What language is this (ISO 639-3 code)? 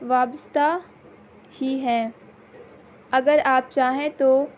urd